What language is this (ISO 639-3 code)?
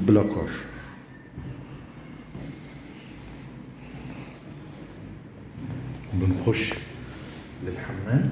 ara